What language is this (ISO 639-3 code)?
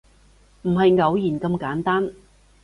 yue